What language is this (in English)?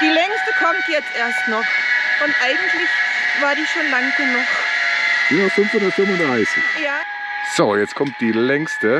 German